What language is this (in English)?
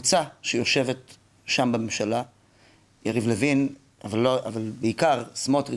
Hebrew